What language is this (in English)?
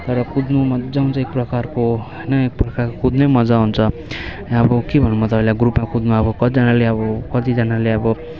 Nepali